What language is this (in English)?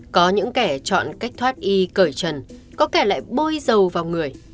Vietnamese